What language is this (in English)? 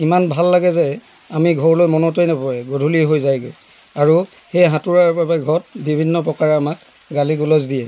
Assamese